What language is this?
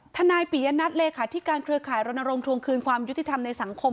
Thai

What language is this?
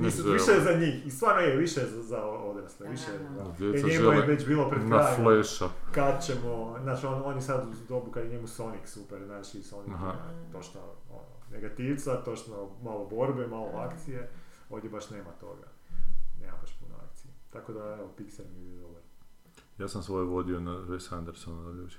Croatian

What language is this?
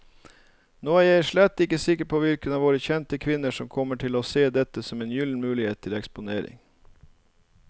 Norwegian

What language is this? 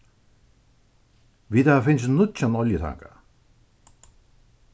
Faroese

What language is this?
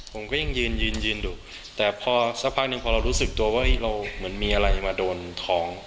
Thai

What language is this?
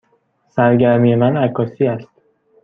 Persian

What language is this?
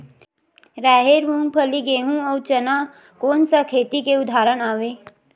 Chhattisgarhi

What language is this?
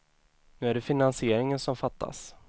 Swedish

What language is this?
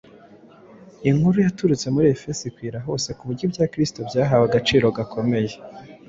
Kinyarwanda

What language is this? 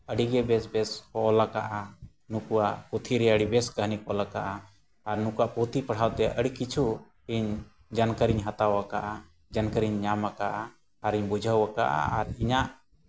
Santali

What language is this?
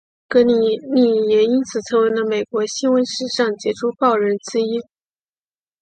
Chinese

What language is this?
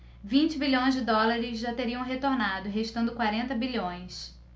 Portuguese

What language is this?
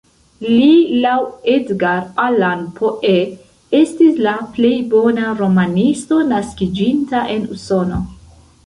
Esperanto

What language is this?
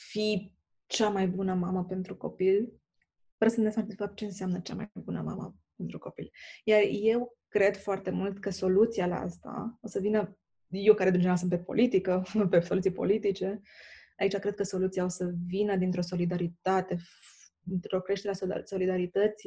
Romanian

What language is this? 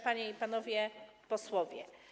Polish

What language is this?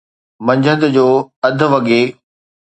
Sindhi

